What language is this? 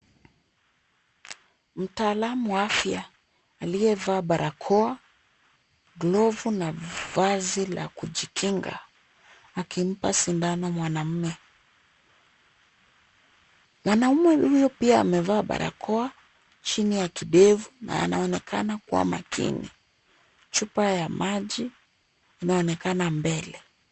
Swahili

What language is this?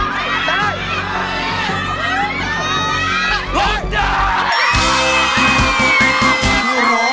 Thai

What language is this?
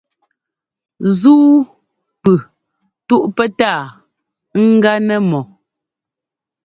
Ngomba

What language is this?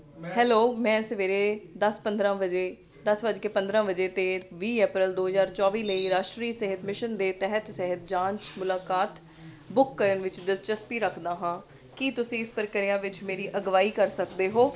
Punjabi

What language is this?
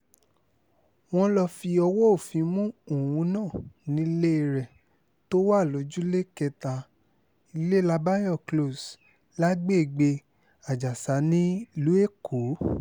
Yoruba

